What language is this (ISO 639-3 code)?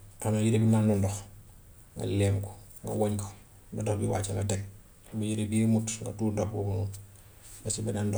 wof